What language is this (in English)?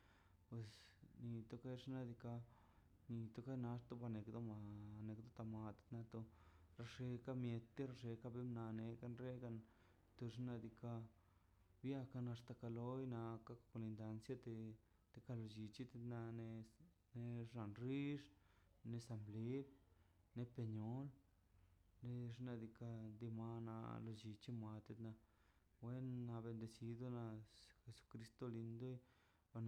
Mazaltepec Zapotec